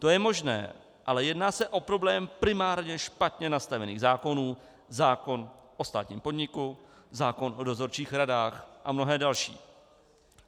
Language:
Czech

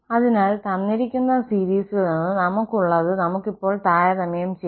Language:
Malayalam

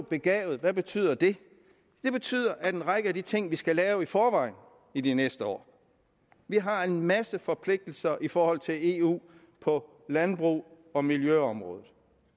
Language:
Danish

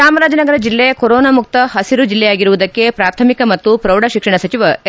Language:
Kannada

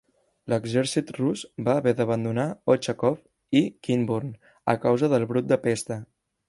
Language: Catalan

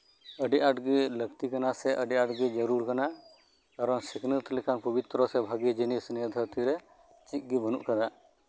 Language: Santali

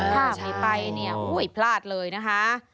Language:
Thai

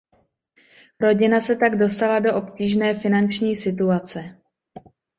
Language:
Czech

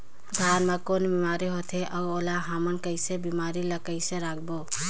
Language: Chhattisgarhi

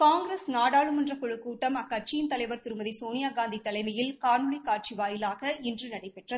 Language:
Tamil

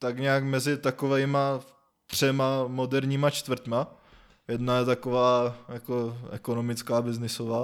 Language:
Czech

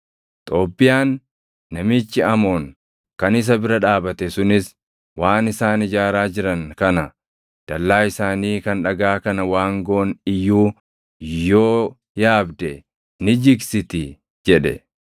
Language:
Oromo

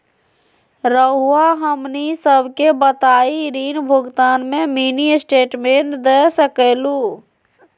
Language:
Magahi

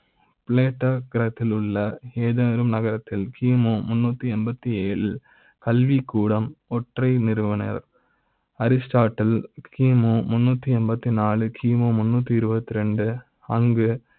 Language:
Tamil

